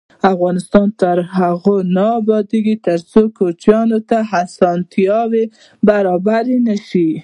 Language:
Pashto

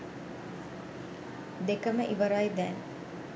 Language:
Sinhala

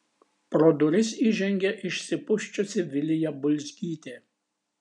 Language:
Lithuanian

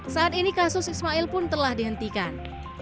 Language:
Indonesian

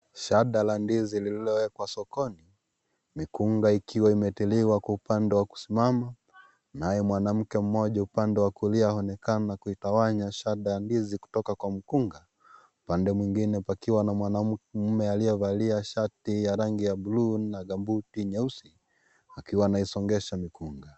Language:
Swahili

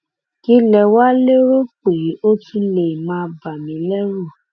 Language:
Yoruba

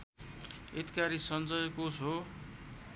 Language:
Nepali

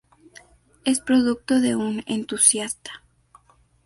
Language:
Spanish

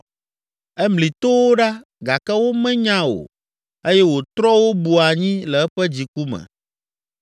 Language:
Ewe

